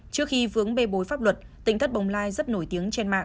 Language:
Vietnamese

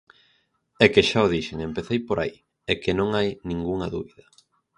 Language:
Galician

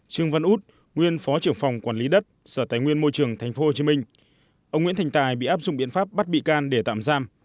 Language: Vietnamese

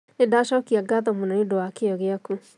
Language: Kikuyu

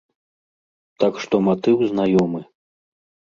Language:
Belarusian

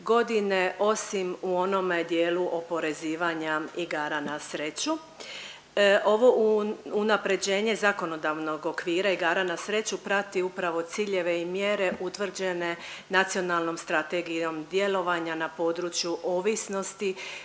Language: Croatian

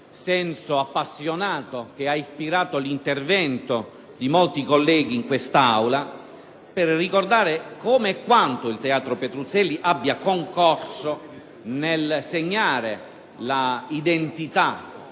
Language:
Italian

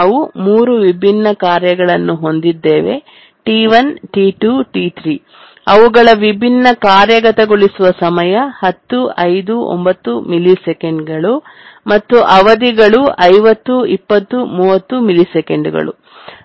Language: Kannada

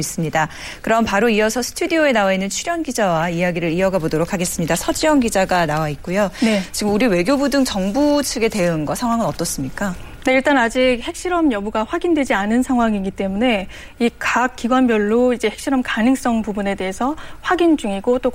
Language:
Korean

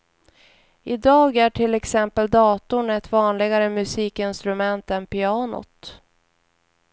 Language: Swedish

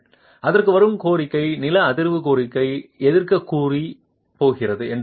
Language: Tamil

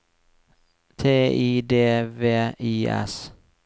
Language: Norwegian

